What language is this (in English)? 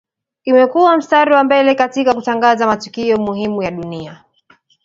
Swahili